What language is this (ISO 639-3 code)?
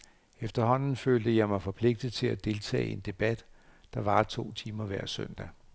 dan